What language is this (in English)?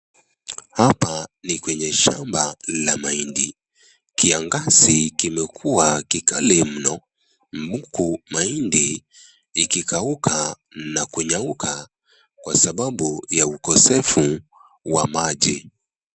Swahili